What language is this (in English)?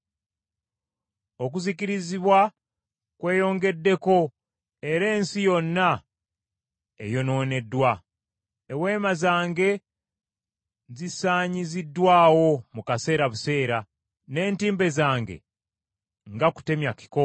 Ganda